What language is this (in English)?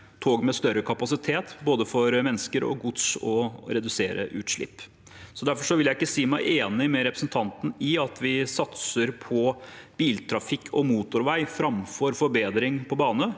Norwegian